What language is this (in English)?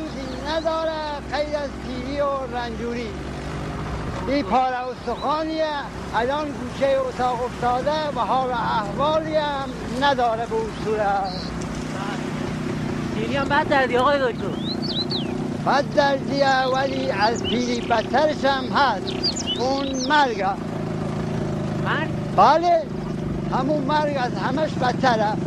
Persian